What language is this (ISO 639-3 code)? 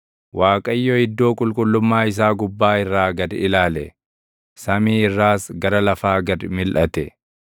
orm